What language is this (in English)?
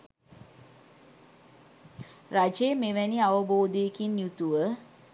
Sinhala